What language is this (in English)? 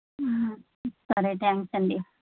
Telugu